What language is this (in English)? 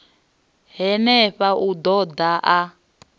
Venda